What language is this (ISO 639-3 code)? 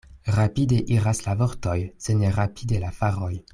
epo